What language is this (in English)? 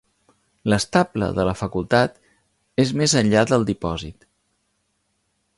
Catalan